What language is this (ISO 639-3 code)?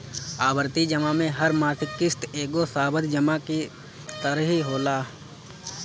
bho